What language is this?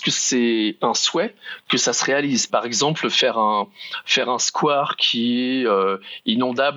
French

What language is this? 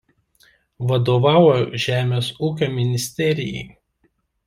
Lithuanian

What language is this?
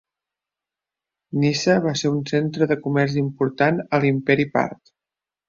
Catalan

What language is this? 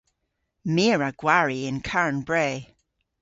Cornish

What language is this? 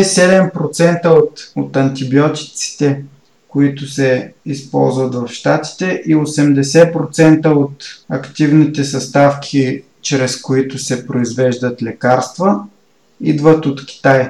Bulgarian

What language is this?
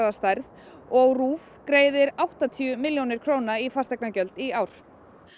Icelandic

